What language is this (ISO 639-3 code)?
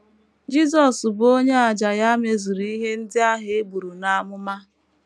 ibo